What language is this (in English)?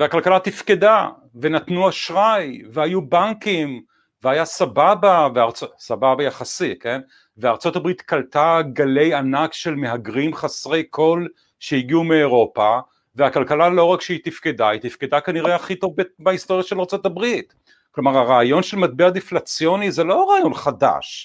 Hebrew